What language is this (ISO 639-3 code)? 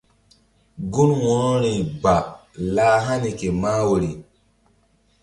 mdd